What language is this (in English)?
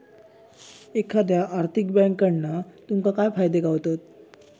Marathi